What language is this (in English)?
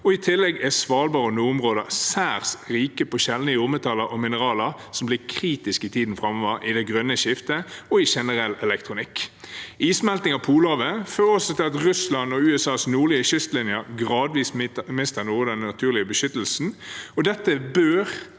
Norwegian